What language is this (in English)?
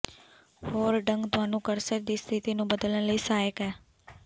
Punjabi